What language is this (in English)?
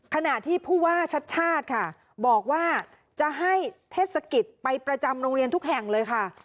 Thai